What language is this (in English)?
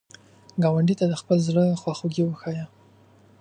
Pashto